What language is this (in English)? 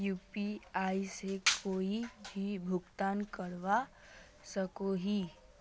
Magahi